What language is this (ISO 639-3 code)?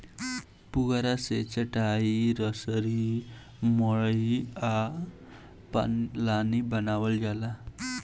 bho